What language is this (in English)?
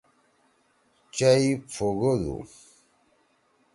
Torwali